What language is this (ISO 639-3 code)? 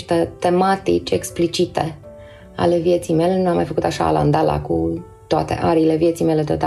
ron